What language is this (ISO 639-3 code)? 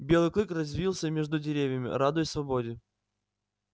rus